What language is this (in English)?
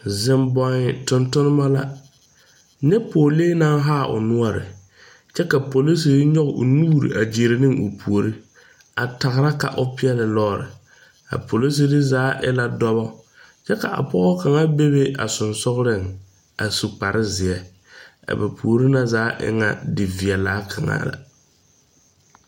Southern Dagaare